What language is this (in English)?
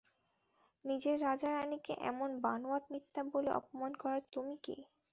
Bangla